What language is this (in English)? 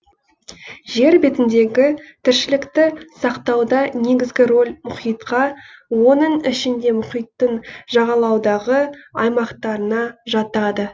Kazakh